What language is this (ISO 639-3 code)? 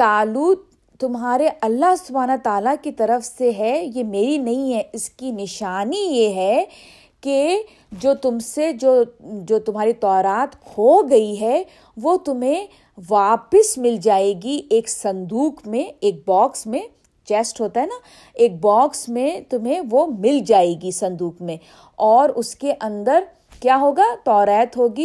urd